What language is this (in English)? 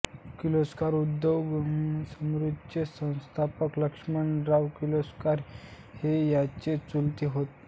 Marathi